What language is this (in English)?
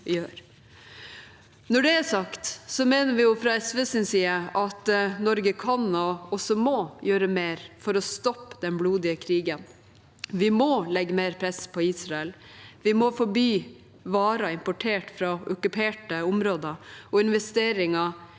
Norwegian